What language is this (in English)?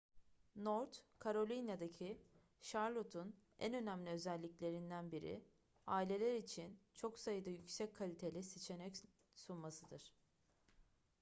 Turkish